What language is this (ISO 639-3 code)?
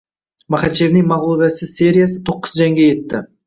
uzb